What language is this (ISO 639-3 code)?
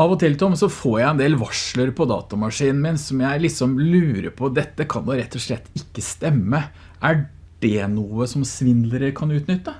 nor